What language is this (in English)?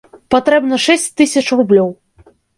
Belarusian